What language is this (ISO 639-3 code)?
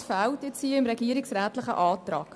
gsw